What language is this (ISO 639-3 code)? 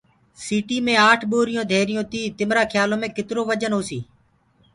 ggg